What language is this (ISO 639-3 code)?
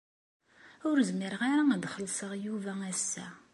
kab